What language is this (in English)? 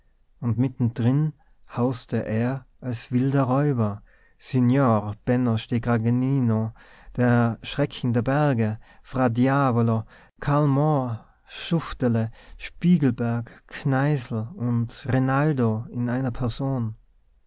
German